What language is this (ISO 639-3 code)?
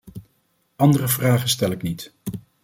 nld